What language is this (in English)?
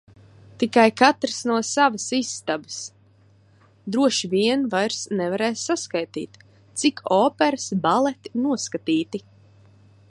Latvian